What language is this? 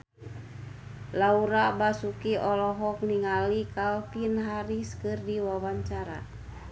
Sundanese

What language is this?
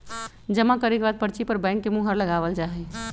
Magahi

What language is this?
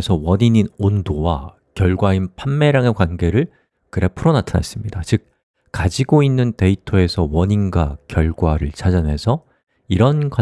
Korean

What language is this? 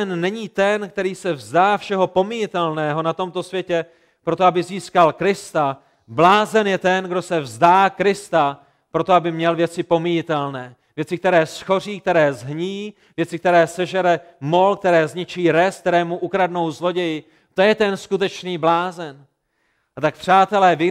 Czech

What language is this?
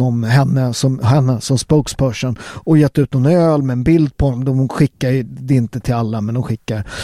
Swedish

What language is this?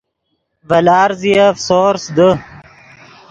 Yidgha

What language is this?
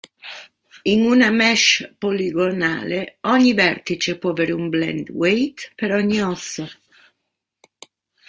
Italian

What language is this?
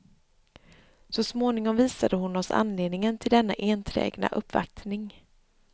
Swedish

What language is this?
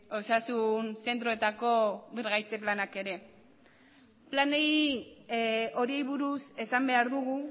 Basque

